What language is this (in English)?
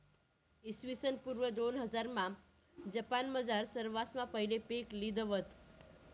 Marathi